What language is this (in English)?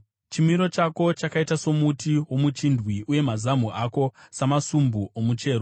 Shona